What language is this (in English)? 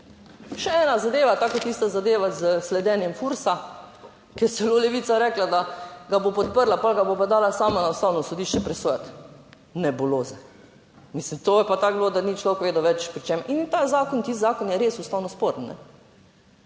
Slovenian